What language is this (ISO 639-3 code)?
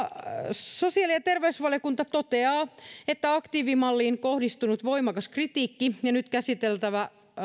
fin